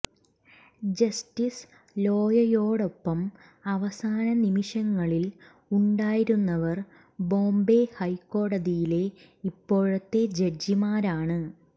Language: Malayalam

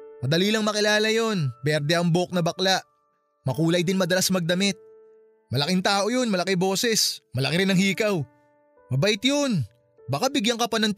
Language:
Filipino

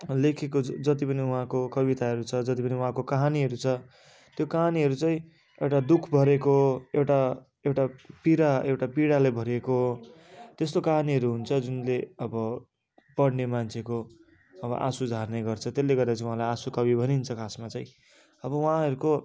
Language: Nepali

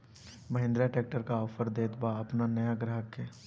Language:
Bhojpuri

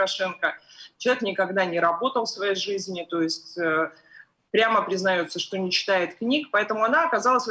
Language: Russian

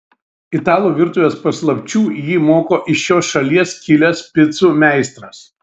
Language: Lithuanian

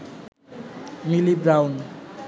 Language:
Bangla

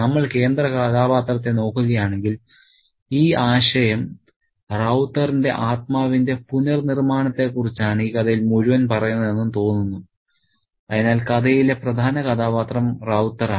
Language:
Malayalam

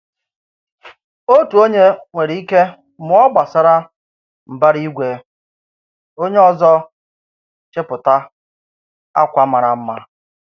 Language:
Igbo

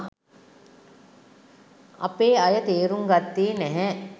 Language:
Sinhala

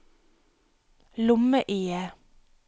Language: Norwegian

